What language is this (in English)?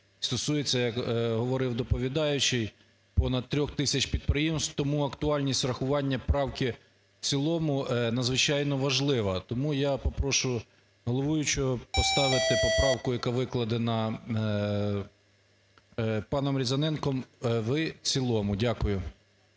Ukrainian